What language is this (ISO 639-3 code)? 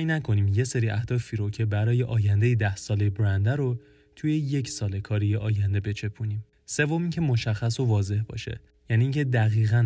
fas